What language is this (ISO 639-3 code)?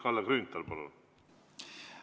est